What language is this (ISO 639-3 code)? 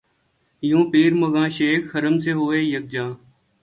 urd